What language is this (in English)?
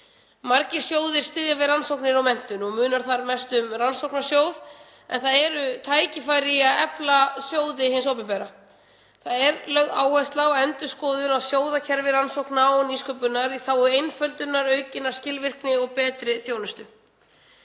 Icelandic